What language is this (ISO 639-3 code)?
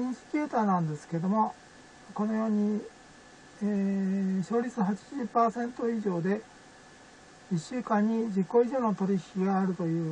jpn